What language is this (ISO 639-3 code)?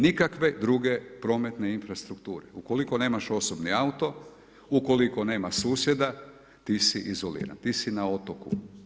hrv